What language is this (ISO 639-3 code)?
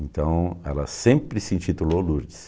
por